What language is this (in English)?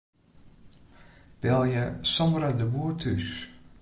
Western Frisian